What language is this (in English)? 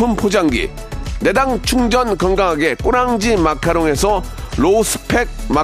Korean